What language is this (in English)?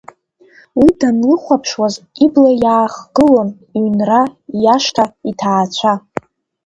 Abkhazian